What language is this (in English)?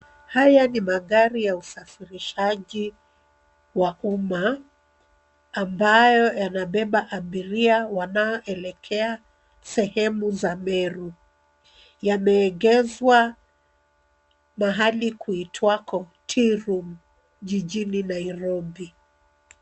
Swahili